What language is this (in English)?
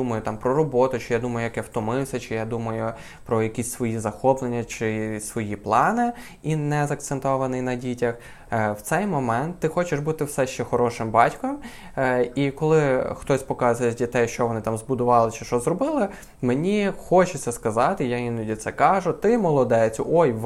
Ukrainian